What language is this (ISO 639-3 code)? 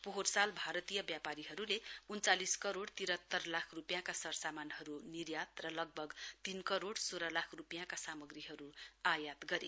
nep